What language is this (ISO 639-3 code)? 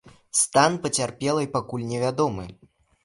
bel